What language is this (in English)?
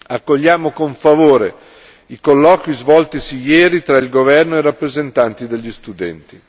Italian